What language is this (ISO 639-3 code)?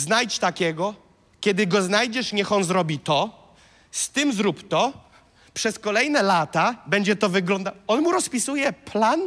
pol